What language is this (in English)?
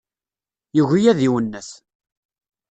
Kabyle